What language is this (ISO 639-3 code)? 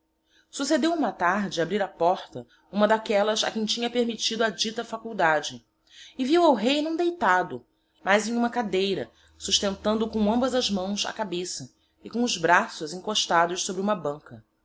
por